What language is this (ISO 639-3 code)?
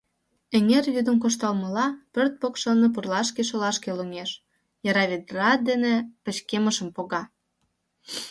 chm